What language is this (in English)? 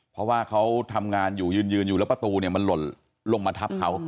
Thai